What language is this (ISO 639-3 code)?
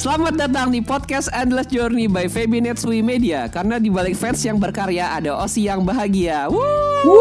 ind